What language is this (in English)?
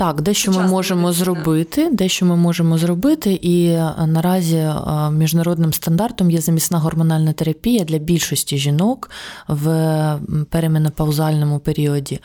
Ukrainian